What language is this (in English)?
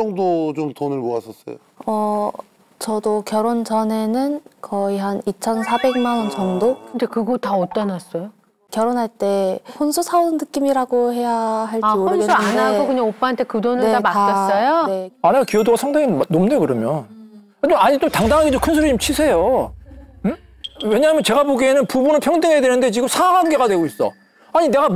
Korean